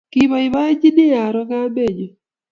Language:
Kalenjin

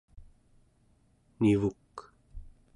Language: Central Yupik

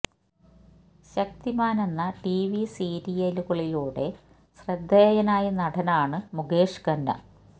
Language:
Malayalam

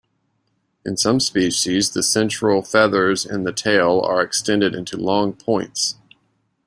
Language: English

